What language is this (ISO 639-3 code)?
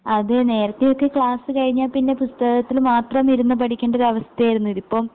mal